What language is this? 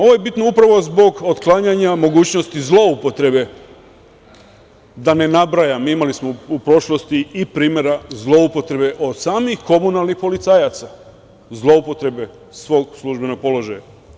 Serbian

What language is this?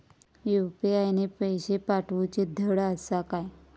Marathi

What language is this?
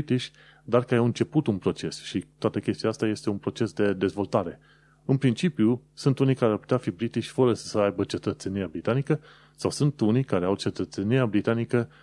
Romanian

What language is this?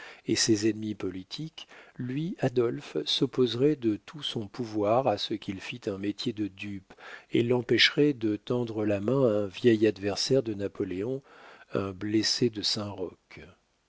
French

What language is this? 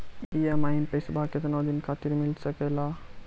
Maithili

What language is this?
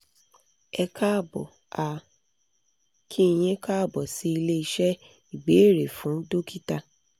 Yoruba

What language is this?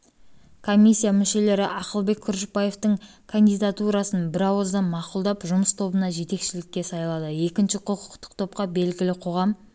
Kazakh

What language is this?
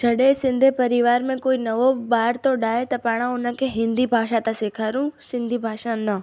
Sindhi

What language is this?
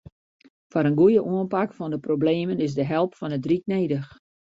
Western Frisian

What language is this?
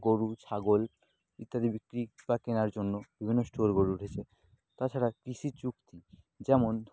Bangla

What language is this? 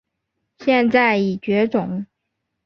Chinese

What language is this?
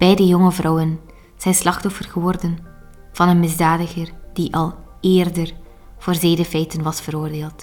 Dutch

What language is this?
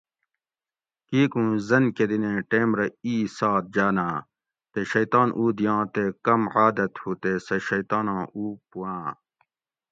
Gawri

